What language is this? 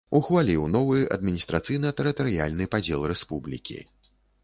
Belarusian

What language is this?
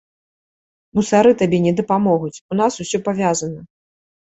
Belarusian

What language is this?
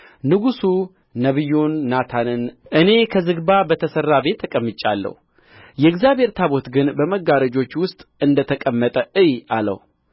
Amharic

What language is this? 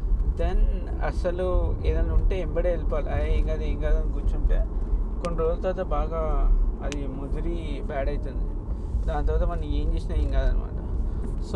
Telugu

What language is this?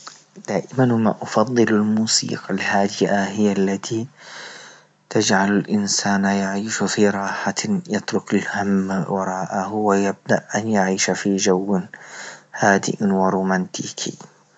Libyan Arabic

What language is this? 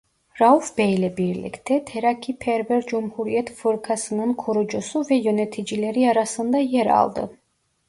Turkish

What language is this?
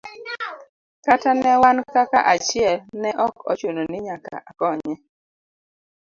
Luo (Kenya and Tanzania)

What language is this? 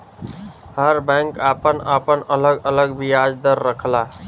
Bhojpuri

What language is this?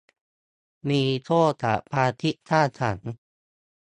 Thai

